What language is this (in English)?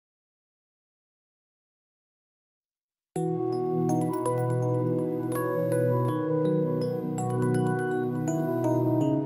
Japanese